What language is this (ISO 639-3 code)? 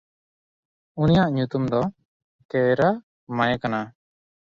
sat